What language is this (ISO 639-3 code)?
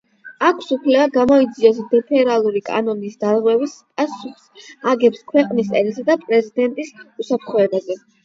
kat